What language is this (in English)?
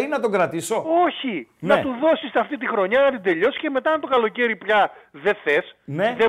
Greek